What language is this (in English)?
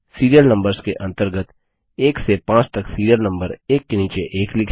Hindi